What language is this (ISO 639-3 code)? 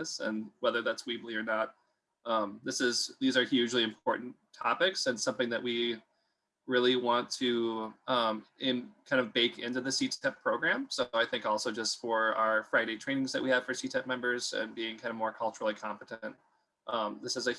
eng